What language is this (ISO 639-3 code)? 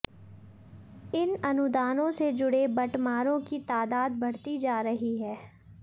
hin